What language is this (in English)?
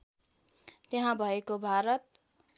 Nepali